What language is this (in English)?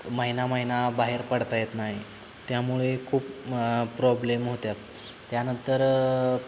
Marathi